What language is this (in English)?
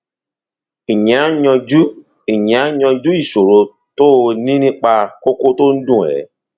Yoruba